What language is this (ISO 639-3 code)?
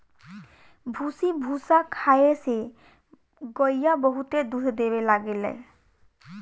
bho